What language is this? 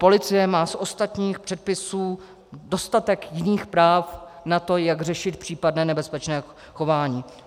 Czech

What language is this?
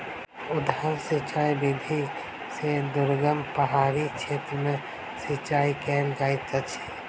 Maithili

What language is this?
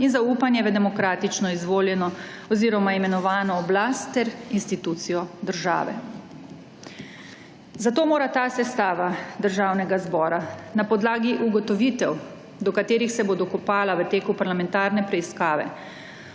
Slovenian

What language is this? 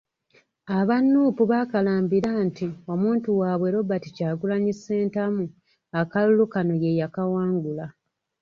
Ganda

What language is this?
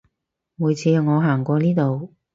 Cantonese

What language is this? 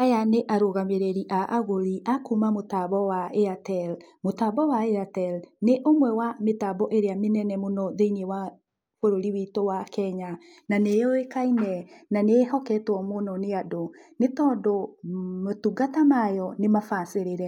Kikuyu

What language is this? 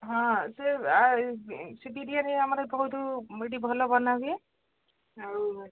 Odia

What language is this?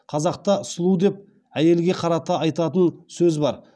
Kazakh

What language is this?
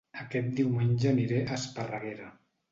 Catalan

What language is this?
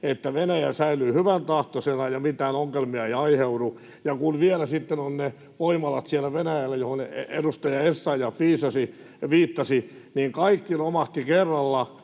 Finnish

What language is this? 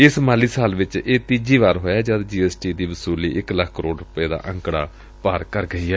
Punjabi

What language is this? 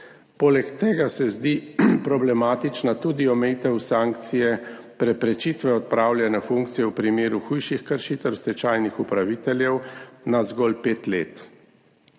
Slovenian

